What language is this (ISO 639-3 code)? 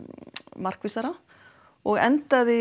isl